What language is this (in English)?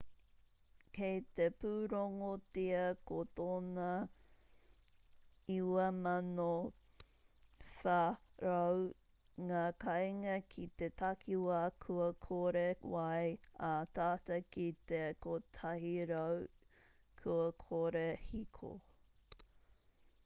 Māori